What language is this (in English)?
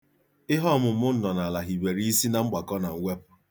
Igbo